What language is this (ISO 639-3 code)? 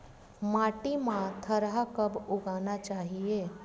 hne